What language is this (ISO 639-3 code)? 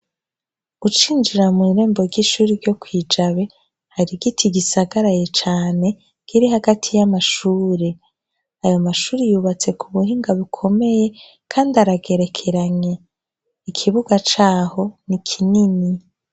run